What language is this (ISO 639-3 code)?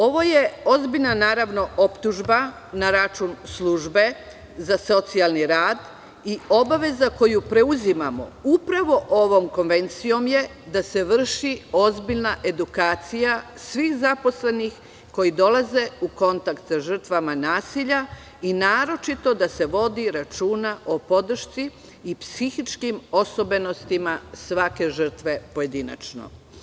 srp